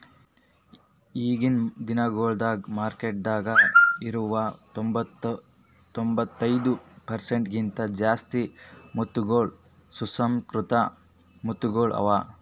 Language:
Kannada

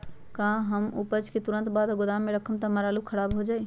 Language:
Magahi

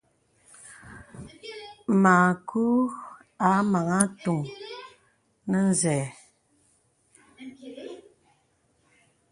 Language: Bebele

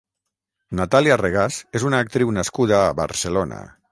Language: Catalan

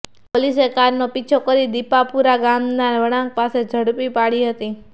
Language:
Gujarati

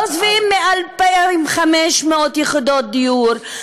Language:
Hebrew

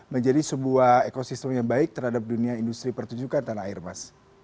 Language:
Indonesian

